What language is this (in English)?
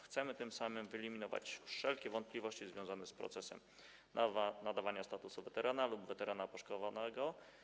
Polish